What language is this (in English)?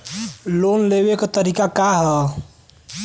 Bhojpuri